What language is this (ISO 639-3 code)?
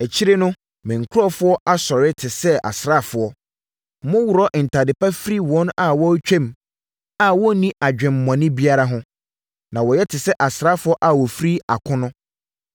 aka